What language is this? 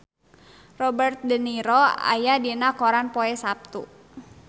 Sundanese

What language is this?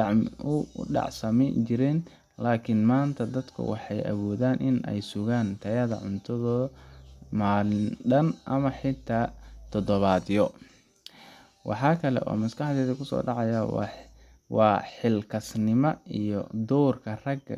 Somali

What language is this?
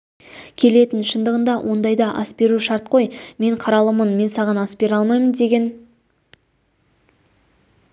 Kazakh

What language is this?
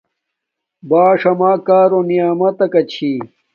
Domaaki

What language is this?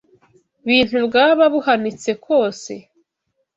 Kinyarwanda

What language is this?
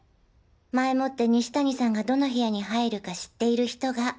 Japanese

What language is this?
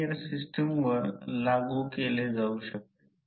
Marathi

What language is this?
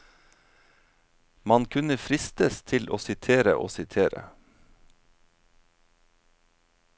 Norwegian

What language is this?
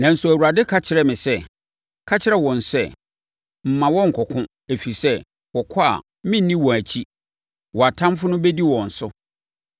Akan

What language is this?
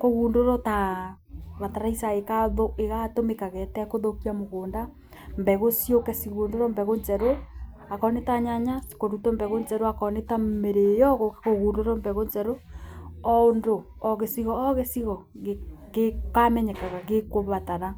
Kikuyu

